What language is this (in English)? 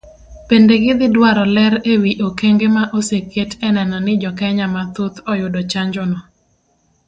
Luo (Kenya and Tanzania)